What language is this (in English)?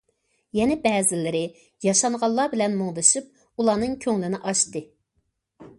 Uyghur